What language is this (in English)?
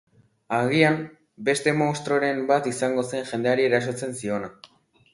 Basque